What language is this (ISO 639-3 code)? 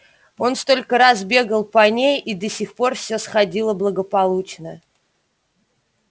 rus